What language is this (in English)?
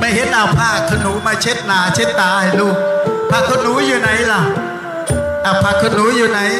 Thai